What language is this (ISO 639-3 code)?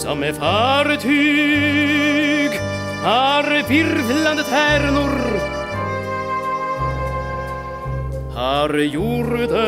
nld